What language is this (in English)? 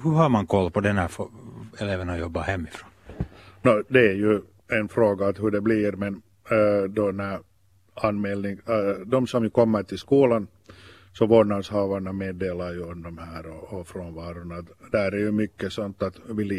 Swedish